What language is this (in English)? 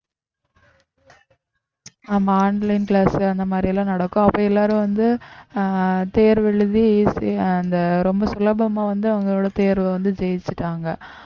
Tamil